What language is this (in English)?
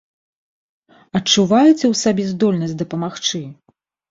Belarusian